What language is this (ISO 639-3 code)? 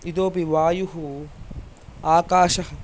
san